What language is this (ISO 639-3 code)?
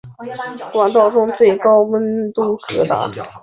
zho